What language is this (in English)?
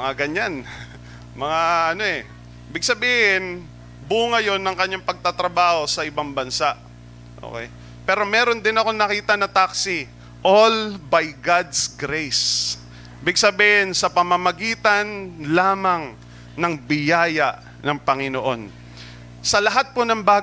Filipino